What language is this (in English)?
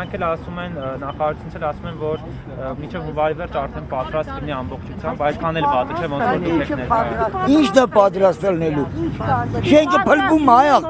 Turkish